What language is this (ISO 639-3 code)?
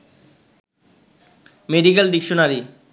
ben